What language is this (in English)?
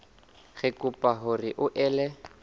Southern Sotho